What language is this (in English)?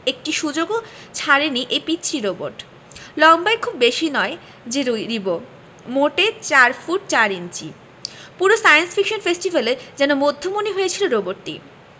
Bangla